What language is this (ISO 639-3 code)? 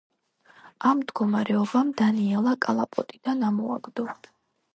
kat